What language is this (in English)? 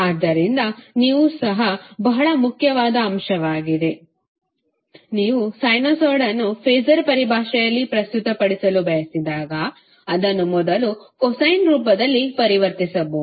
Kannada